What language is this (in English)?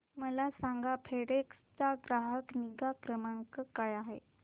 Marathi